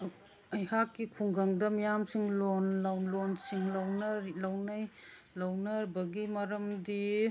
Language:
Manipuri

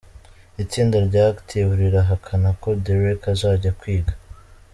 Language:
Kinyarwanda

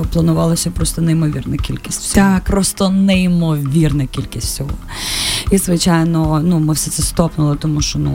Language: Ukrainian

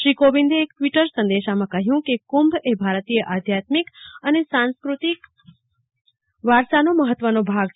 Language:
Gujarati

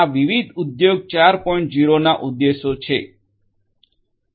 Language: Gujarati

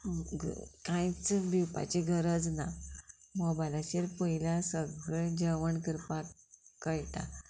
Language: Konkani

